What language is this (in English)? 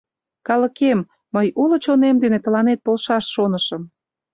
Mari